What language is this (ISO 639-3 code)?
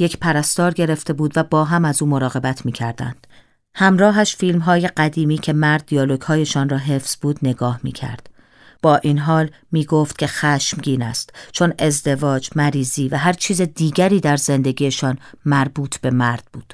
fas